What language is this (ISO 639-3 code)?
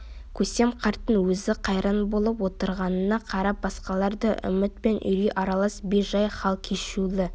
kaz